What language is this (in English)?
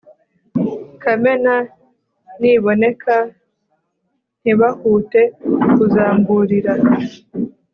Kinyarwanda